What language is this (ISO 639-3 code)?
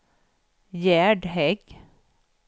swe